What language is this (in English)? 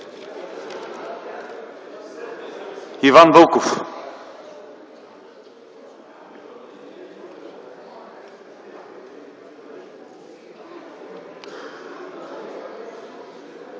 Bulgarian